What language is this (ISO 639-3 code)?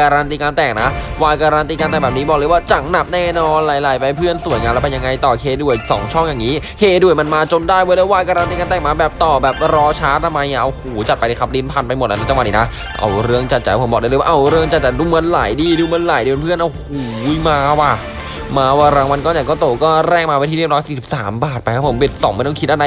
tha